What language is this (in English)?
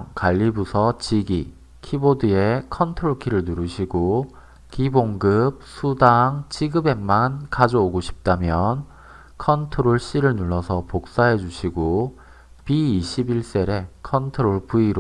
Korean